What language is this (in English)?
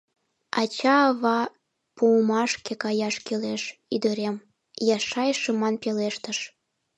Mari